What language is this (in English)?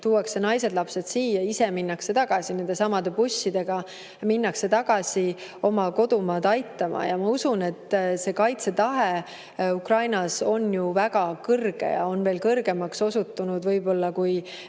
Estonian